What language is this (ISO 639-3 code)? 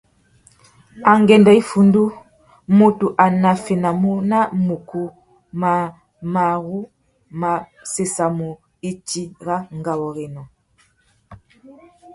bag